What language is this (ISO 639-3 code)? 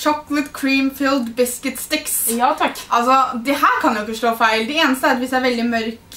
nor